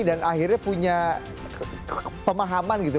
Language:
Indonesian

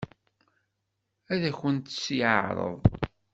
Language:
Kabyle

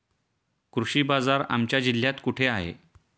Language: Marathi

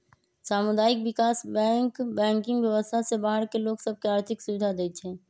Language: Magahi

